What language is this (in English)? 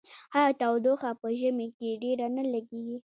Pashto